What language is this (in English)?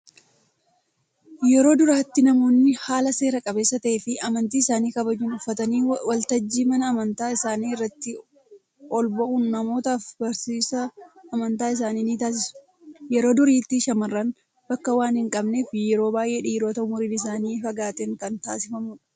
Oromo